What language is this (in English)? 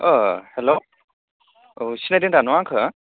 Bodo